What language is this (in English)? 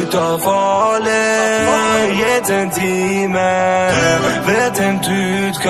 Arabic